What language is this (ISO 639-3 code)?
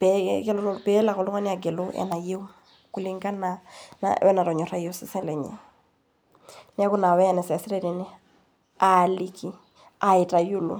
mas